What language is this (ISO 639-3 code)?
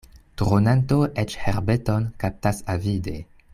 epo